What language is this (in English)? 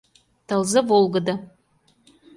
Mari